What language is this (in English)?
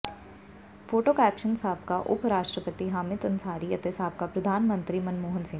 Punjabi